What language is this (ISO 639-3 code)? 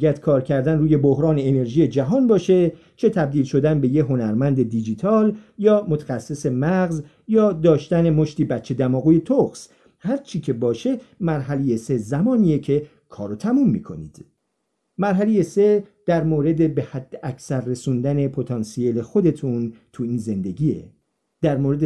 fas